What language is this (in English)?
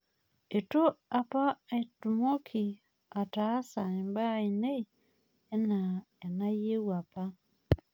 Masai